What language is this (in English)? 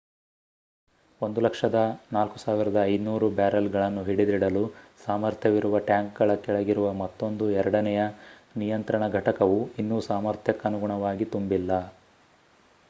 Kannada